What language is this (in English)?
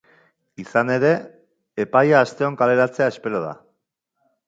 Basque